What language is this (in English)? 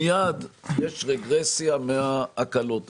Hebrew